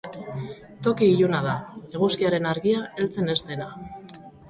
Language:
Basque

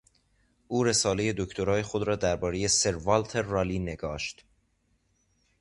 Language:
Persian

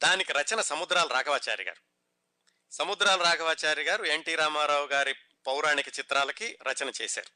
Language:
Telugu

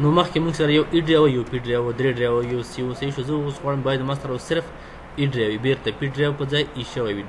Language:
Romanian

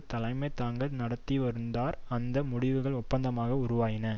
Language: Tamil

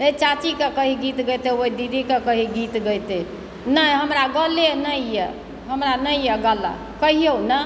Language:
Maithili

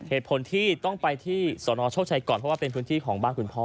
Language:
Thai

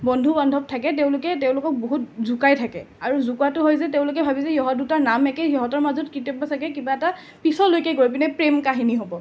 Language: Assamese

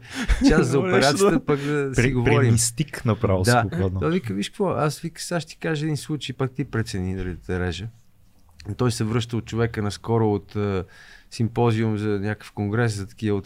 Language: Bulgarian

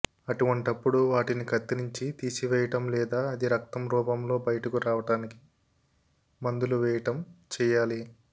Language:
Telugu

